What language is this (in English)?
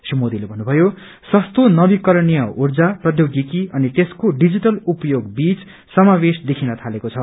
Nepali